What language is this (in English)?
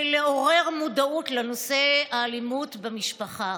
Hebrew